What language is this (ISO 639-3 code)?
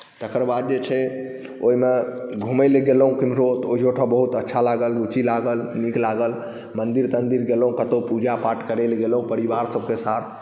mai